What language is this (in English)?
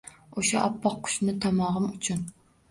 Uzbek